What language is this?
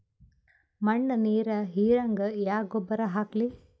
Kannada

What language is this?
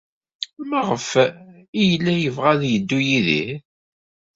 Kabyle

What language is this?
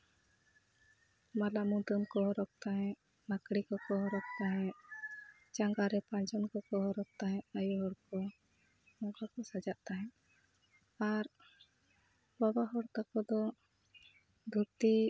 Santali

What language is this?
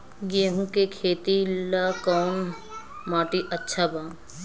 Bhojpuri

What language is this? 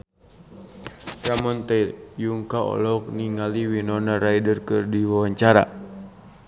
Sundanese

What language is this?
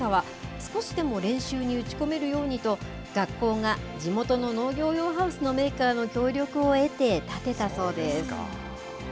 Japanese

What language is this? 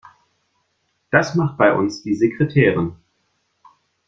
German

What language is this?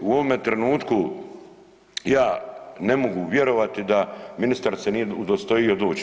Croatian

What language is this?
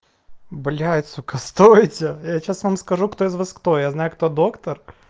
Russian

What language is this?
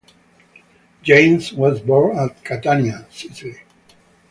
English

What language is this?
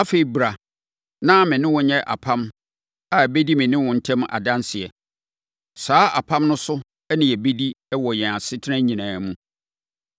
Akan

